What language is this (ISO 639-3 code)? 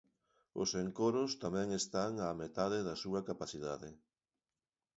glg